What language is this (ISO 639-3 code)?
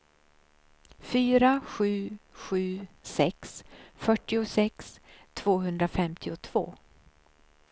swe